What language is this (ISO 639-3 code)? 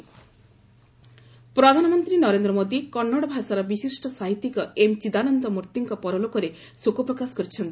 ori